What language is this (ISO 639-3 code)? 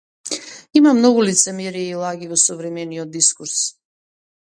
mkd